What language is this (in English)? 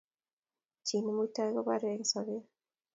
Kalenjin